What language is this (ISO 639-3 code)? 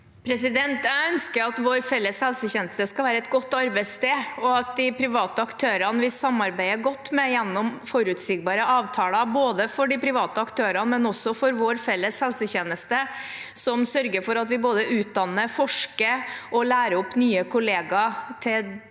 nor